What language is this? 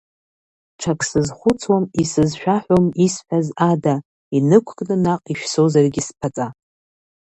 Abkhazian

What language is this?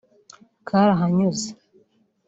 Kinyarwanda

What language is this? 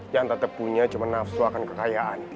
Indonesian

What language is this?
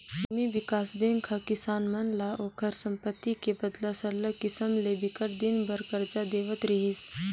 Chhattisgarhi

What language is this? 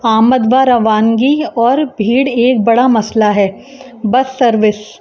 Urdu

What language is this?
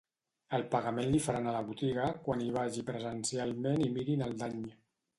Catalan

